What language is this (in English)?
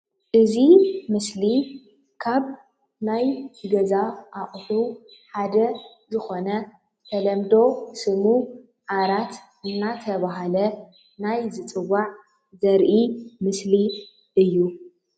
Tigrinya